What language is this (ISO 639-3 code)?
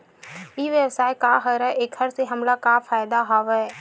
hne